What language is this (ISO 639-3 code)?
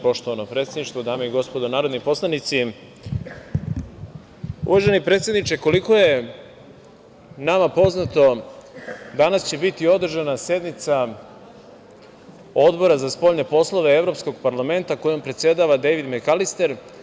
srp